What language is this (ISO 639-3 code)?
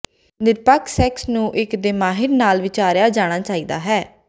pan